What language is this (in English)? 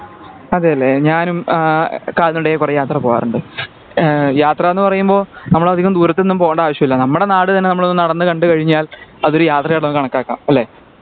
Malayalam